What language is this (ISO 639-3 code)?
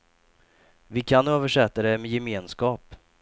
swe